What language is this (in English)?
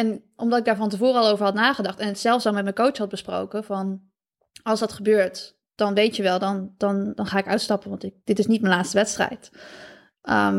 Dutch